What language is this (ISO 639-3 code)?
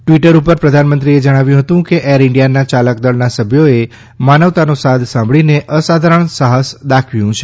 guj